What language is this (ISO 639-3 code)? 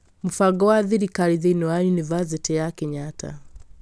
kik